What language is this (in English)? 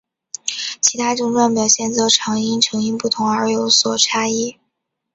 Chinese